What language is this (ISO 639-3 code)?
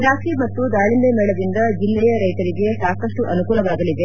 kan